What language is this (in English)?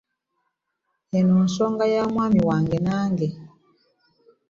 Ganda